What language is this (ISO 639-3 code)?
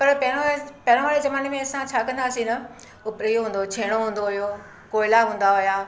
snd